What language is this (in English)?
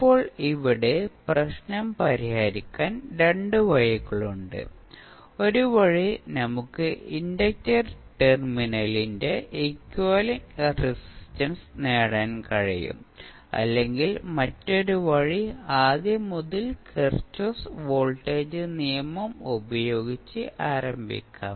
Malayalam